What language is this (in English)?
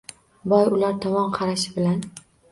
Uzbek